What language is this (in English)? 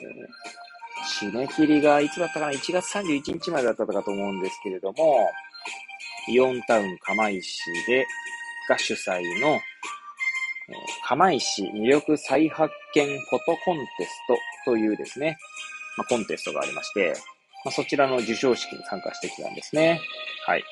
Japanese